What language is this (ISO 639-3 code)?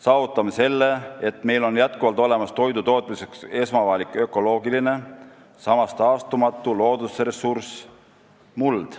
est